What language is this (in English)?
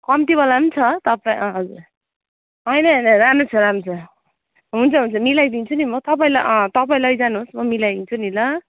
Nepali